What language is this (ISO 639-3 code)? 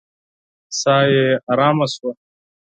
pus